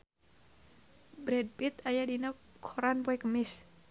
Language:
Sundanese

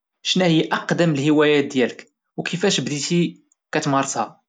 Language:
Moroccan Arabic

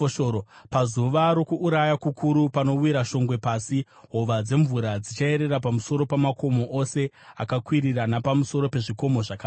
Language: Shona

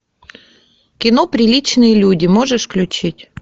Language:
Russian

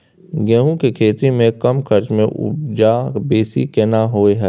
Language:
Maithili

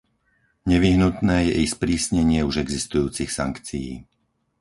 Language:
Slovak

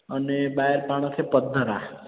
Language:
Sindhi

